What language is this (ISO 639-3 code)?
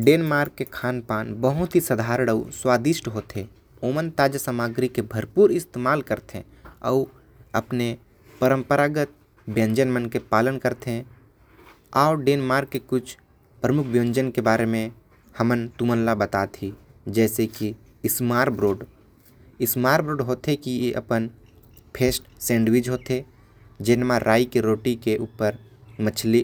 kfp